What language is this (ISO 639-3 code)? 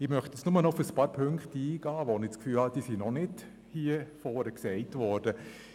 gsw